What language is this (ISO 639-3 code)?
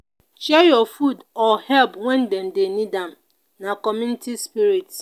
pcm